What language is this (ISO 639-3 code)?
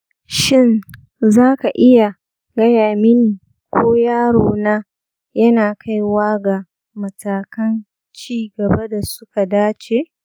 hau